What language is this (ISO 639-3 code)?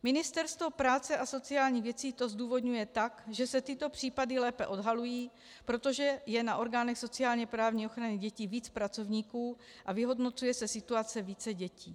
ces